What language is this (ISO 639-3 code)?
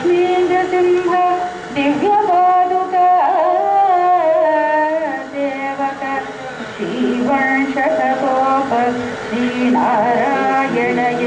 ara